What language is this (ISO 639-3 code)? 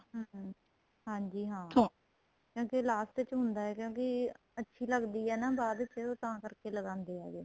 pan